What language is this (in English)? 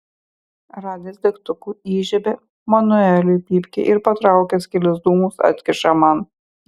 Lithuanian